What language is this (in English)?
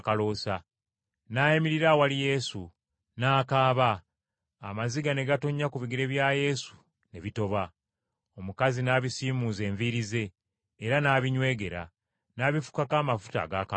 Ganda